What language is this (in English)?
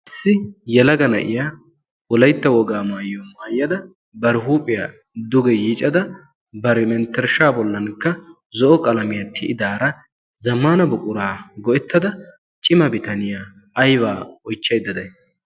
Wolaytta